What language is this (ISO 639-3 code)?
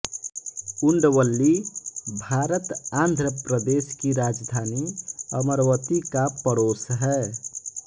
hin